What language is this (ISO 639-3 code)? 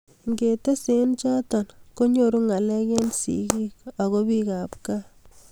kln